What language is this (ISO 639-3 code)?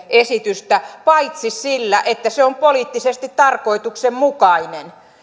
fin